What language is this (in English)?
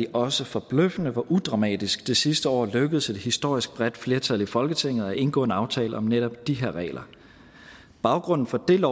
Danish